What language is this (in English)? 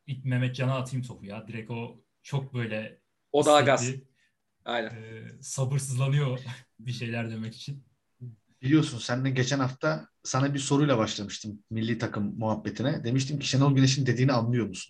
Turkish